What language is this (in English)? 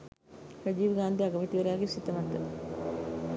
Sinhala